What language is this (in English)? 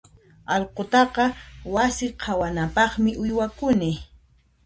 Puno Quechua